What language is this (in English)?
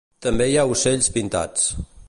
Catalan